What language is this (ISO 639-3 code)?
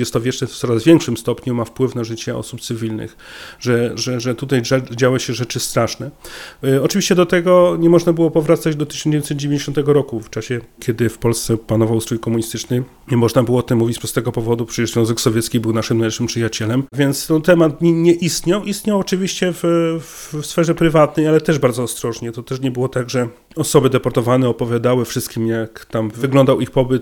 pol